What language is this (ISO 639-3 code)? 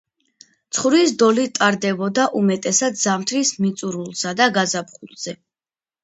kat